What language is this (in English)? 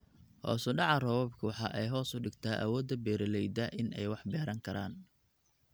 Somali